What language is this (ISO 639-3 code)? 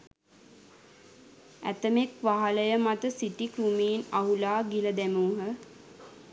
sin